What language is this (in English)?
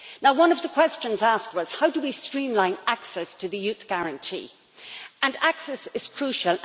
English